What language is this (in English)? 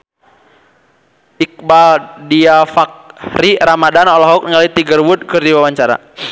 Sundanese